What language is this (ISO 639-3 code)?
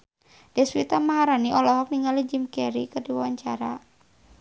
sun